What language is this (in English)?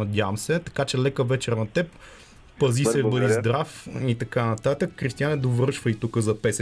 Bulgarian